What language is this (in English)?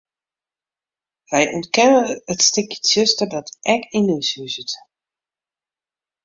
Western Frisian